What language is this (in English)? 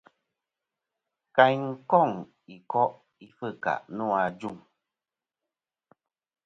Kom